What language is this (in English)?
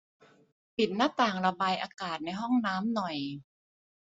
Thai